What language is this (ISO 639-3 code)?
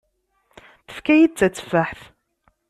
kab